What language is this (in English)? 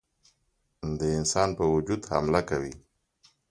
Pashto